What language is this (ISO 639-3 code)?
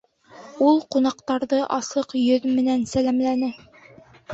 bak